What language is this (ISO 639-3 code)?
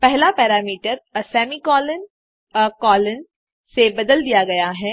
hin